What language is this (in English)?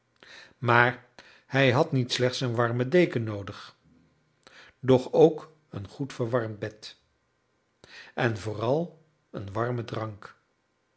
Dutch